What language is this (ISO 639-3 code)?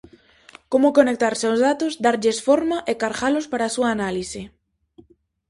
glg